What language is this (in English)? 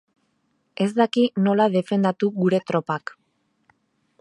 Basque